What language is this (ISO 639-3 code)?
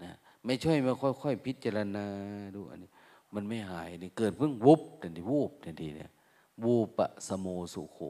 tha